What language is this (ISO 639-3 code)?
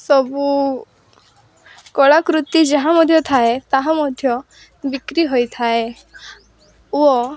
ori